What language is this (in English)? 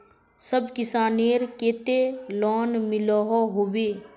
Magahi